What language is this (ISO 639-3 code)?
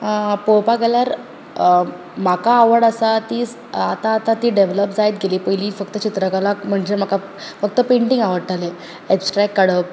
kok